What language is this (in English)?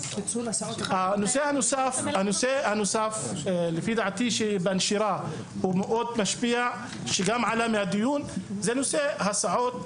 Hebrew